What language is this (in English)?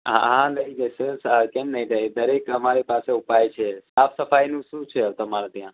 Gujarati